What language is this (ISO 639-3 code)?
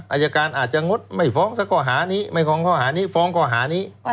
tha